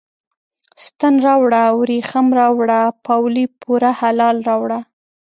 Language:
Pashto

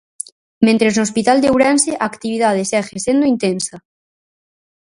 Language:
Galician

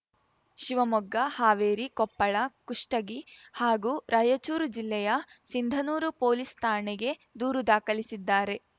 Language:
Kannada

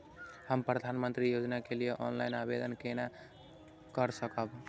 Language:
Maithili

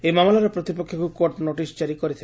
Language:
Odia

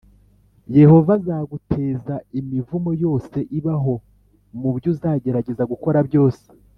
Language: Kinyarwanda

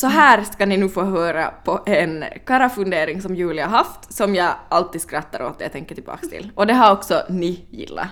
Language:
Swedish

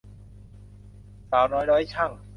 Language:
Thai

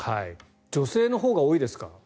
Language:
Japanese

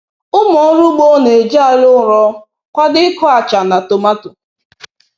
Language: Igbo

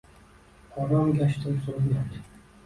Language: Uzbek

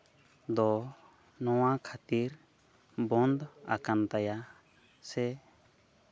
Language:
Santali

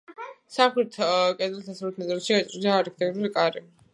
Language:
Georgian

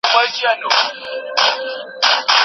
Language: Pashto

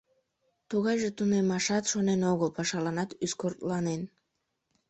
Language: Mari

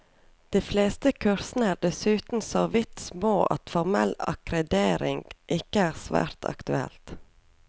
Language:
Norwegian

